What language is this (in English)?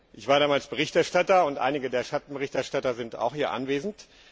German